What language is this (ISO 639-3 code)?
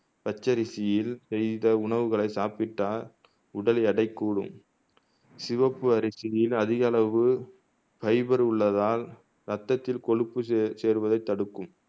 tam